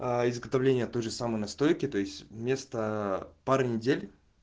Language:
Russian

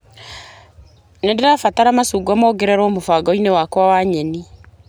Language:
Kikuyu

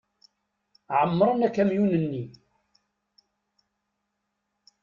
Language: Kabyle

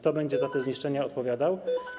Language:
Polish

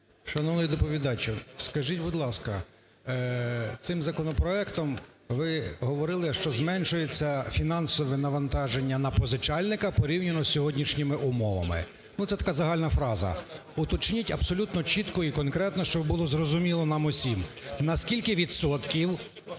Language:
Ukrainian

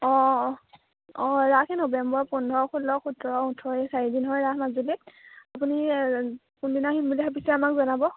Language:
Assamese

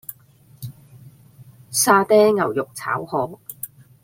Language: Cantonese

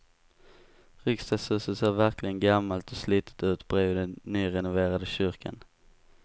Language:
Swedish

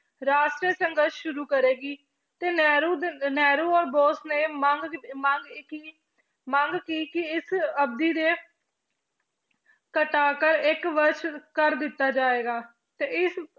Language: Punjabi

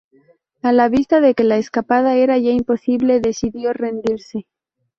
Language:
Spanish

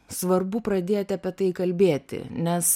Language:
Lithuanian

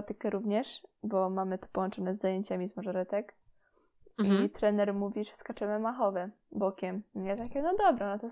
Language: Polish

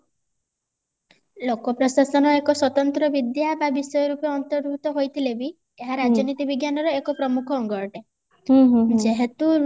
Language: Odia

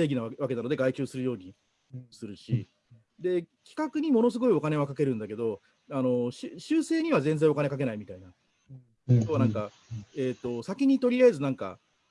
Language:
Japanese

